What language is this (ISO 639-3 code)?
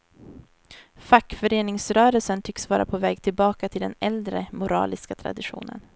swe